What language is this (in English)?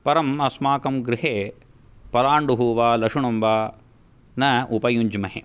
Sanskrit